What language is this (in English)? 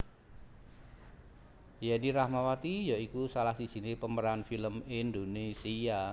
Javanese